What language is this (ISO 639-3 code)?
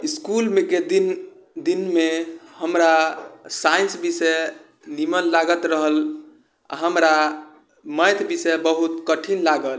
mai